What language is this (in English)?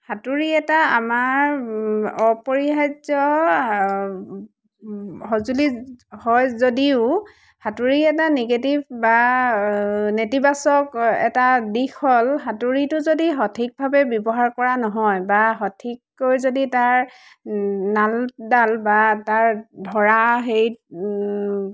Assamese